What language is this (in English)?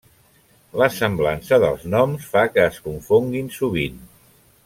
Catalan